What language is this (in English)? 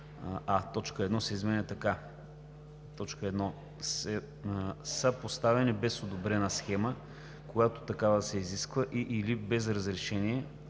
Bulgarian